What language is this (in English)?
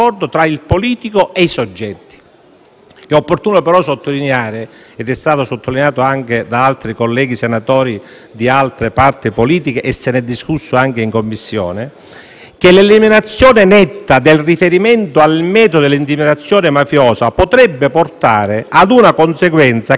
Italian